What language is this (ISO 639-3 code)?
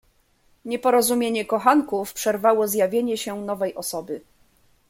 pol